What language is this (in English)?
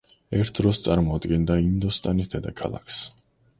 Georgian